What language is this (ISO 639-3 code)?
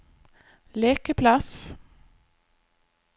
nor